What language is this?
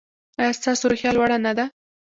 Pashto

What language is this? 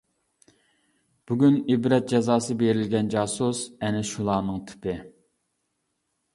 Uyghur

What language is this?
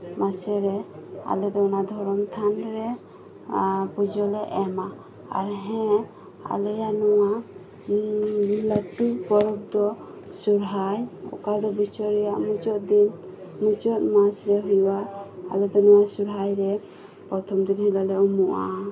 Santali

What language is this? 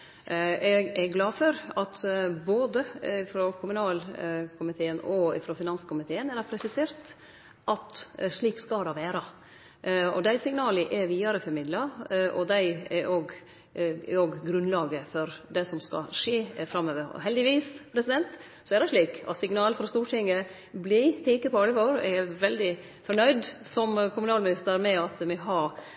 Norwegian Nynorsk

